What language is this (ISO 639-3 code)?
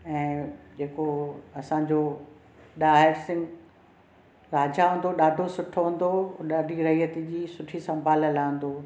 snd